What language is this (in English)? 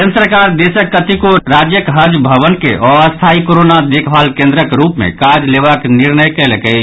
Maithili